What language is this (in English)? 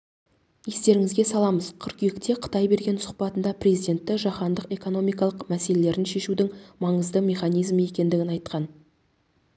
Kazakh